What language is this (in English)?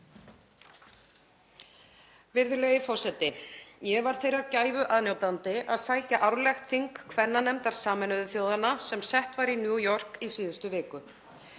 Icelandic